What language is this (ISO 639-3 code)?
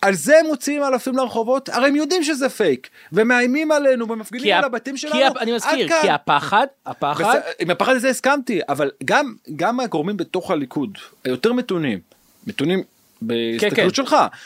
heb